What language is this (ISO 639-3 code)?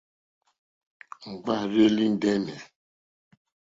bri